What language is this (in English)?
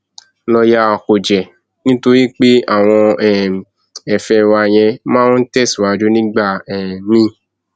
Yoruba